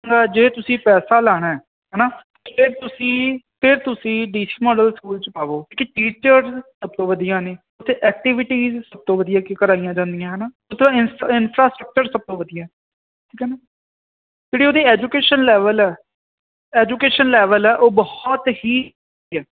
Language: Punjabi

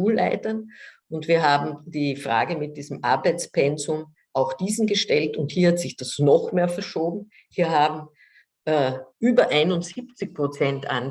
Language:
German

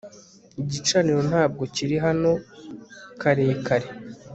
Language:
Kinyarwanda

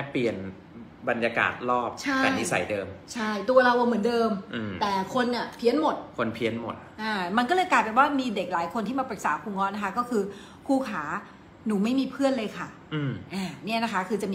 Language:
Thai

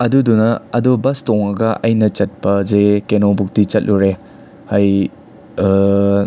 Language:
Manipuri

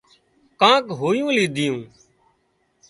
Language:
Wadiyara Koli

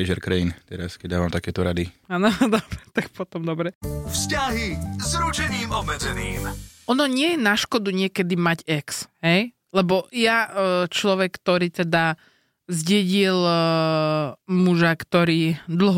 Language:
Slovak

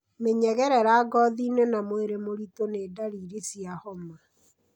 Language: Kikuyu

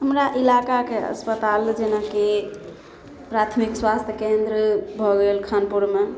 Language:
Maithili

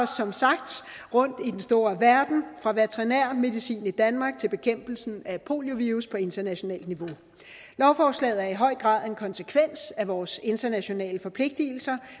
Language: Danish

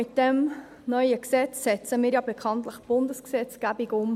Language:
Swiss German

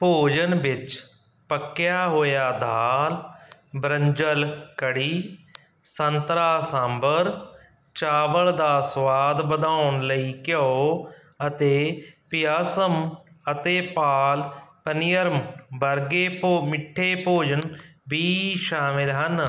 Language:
Punjabi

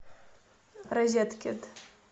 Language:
Russian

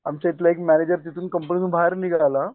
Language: Marathi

